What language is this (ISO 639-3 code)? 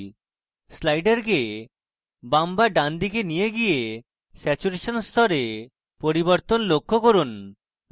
ben